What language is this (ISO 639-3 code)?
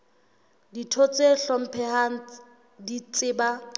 sot